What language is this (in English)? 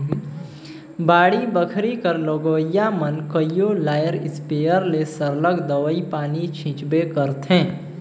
Chhattisgarhi